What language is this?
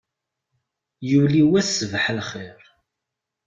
Kabyle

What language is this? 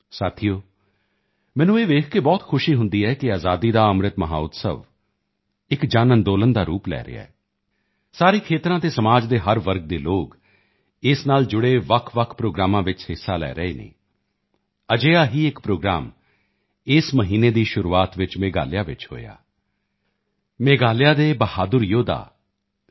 Punjabi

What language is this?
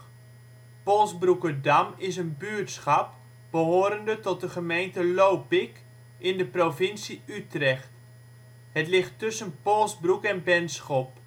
Dutch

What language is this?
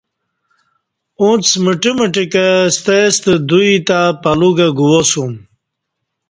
Kati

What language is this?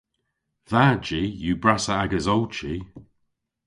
Cornish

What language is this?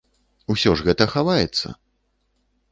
Belarusian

